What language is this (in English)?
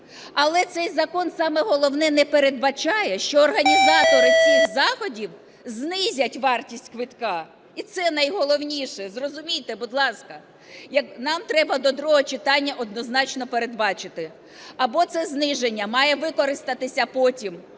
Ukrainian